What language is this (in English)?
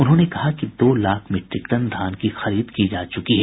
Hindi